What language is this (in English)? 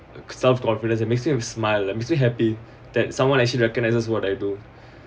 English